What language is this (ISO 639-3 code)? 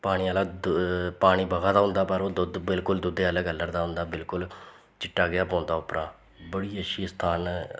doi